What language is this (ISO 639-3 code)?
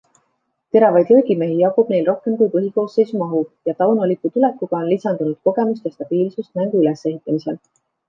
est